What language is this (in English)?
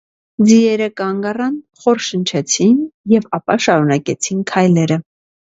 Armenian